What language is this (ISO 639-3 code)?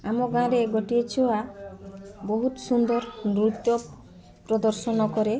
ori